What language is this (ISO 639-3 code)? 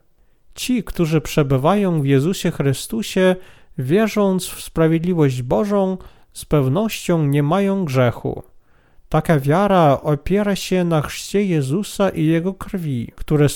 pol